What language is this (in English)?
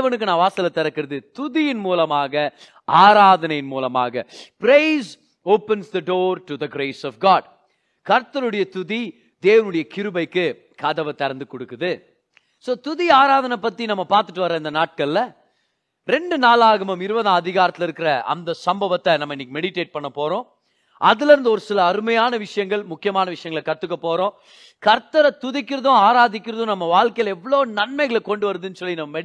Tamil